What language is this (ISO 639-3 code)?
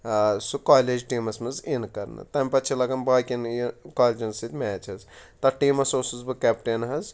kas